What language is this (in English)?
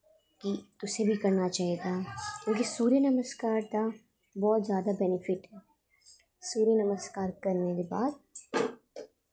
Dogri